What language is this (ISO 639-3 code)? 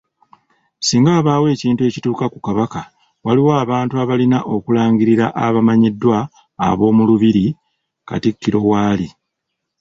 lug